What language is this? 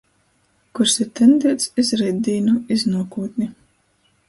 Latgalian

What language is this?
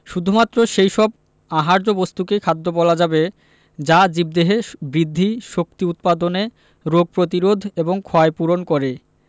Bangla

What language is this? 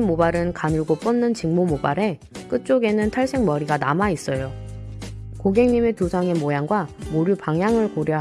Korean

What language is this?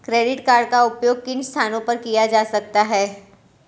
Hindi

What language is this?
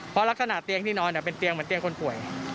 Thai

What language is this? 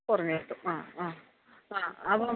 Malayalam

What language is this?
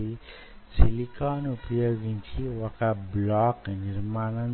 Telugu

